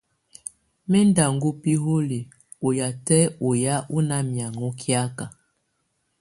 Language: Tunen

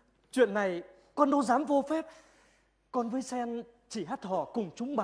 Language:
Vietnamese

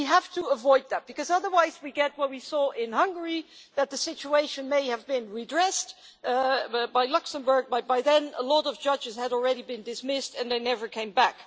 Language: English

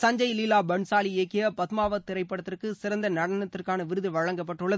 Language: Tamil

